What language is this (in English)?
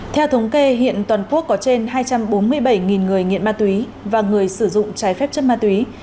Vietnamese